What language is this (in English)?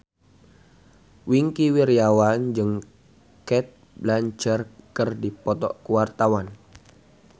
Sundanese